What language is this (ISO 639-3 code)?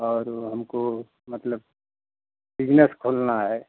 hin